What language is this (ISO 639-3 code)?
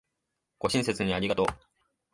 jpn